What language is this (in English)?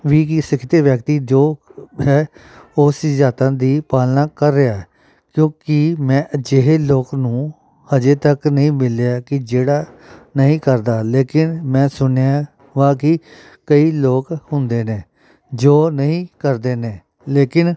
Punjabi